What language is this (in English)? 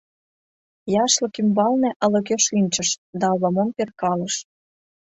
Mari